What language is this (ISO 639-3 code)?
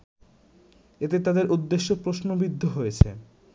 ben